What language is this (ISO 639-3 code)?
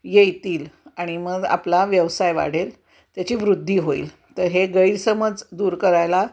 mar